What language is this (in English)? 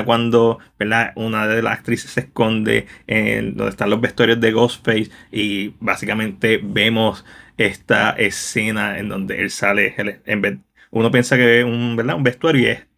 Spanish